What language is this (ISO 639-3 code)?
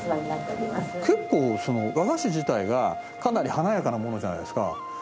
jpn